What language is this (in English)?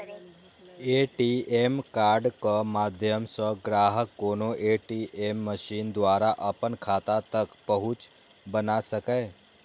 Maithili